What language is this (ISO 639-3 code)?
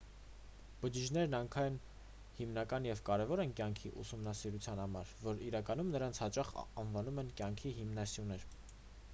hye